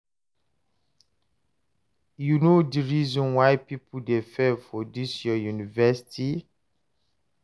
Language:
Nigerian Pidgin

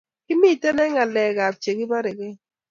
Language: Kalenjin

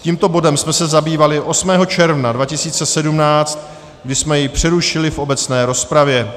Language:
Czech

